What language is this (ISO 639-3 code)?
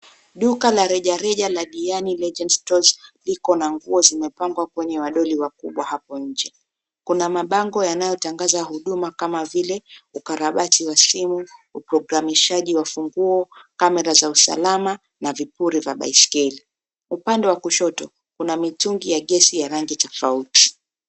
swa